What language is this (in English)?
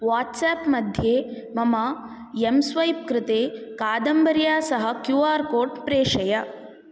Sanskrit